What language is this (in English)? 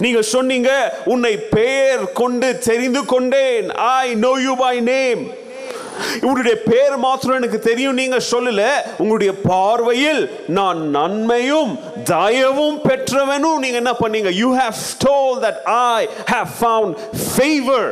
Tamil